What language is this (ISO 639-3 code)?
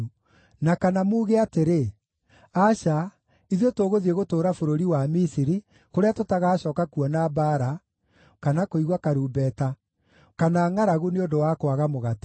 kik